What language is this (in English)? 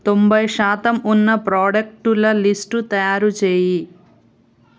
Telugu